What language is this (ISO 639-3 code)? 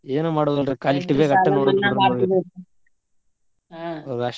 kan